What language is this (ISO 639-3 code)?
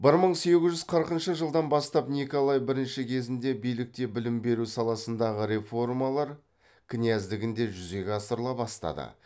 kaz